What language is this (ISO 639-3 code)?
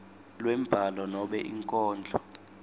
ssw